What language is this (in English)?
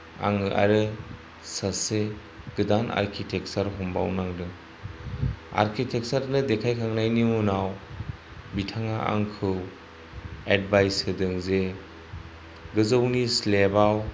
Bodo